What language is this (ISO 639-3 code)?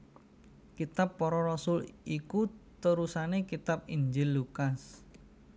jav